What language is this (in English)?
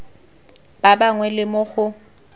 Tswana